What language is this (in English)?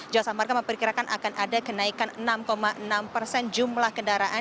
Indonesian